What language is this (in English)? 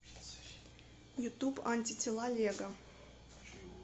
Russian